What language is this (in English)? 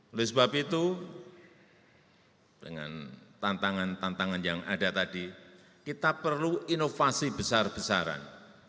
Indonesian